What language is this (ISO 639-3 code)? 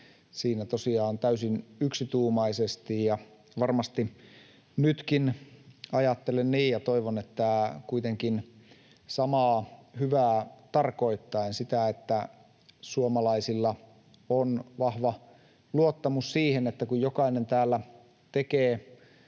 fin